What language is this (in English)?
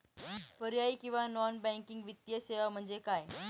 Marathi